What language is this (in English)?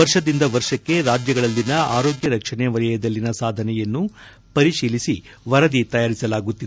Kannada